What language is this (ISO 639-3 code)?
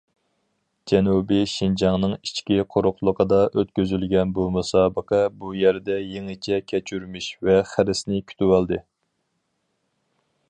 uig